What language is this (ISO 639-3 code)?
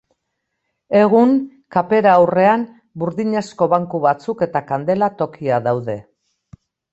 eus